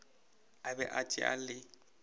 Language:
Northern Sotho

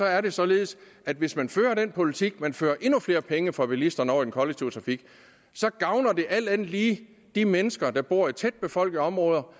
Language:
Danish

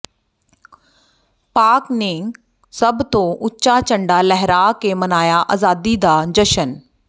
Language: Punjabi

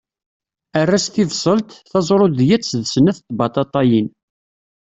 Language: Kabyle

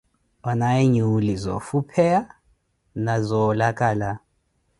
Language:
Koti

